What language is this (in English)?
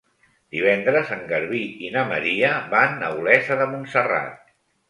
Catalan